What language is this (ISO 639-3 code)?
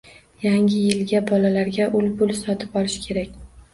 uzb